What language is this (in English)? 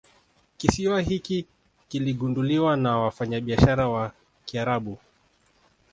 Swahili